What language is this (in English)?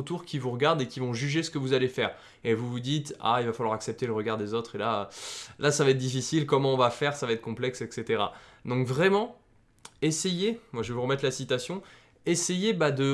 French